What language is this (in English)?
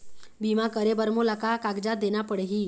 Chhattisgarhi